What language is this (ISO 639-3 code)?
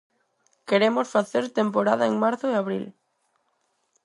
glg